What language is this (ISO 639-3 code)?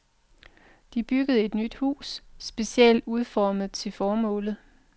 dan